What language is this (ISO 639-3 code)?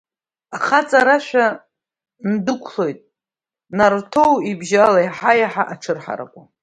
abk